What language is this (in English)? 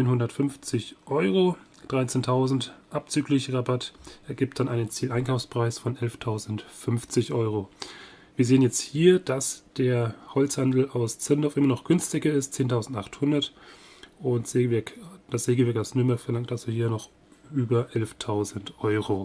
German